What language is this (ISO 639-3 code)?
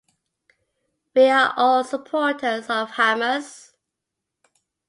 eng